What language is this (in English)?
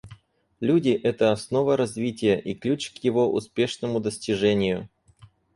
Russian